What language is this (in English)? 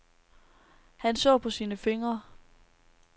Danish